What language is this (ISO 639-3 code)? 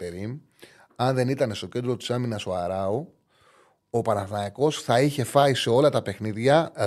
ell